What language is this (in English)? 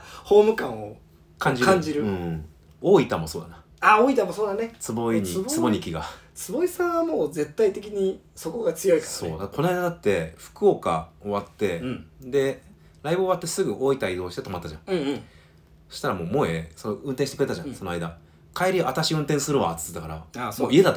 Japanese